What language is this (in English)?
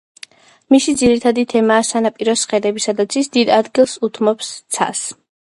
Georgian